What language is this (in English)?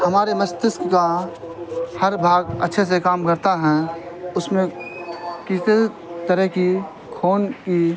Urdu